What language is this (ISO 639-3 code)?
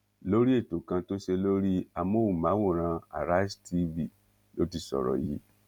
yor